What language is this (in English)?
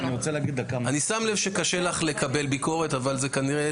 Hebrew